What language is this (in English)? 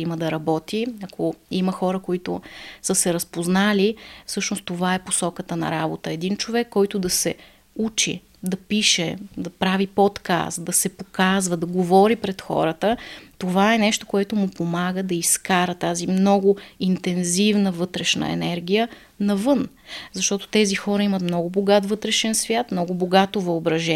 Bulgarian